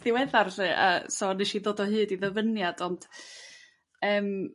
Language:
Welsh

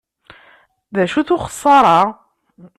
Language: Kabyle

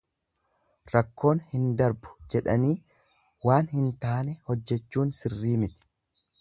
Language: Oromo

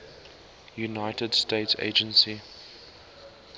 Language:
English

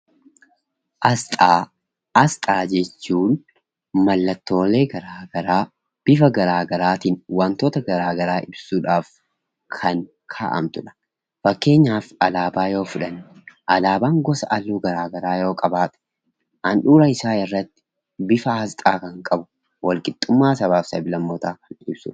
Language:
Oromo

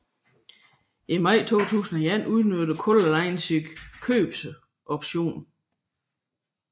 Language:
Danish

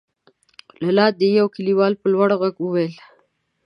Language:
Pashto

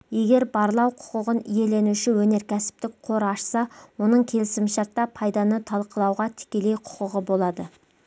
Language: Kazakh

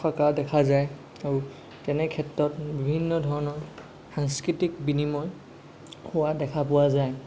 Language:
Assamese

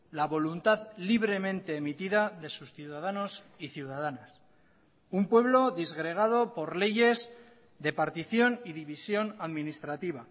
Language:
Spanish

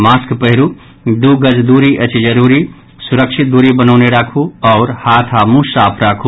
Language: Maithili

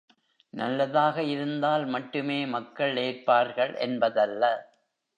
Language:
Tamil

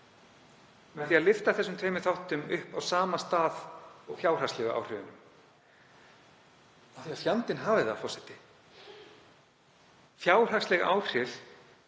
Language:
Icelandic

